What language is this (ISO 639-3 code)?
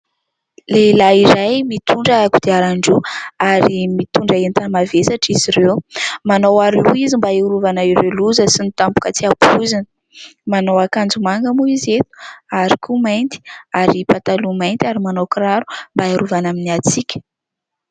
mlg